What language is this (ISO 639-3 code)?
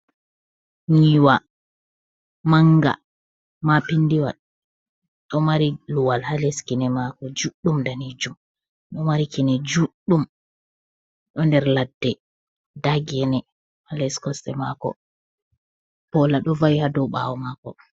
ful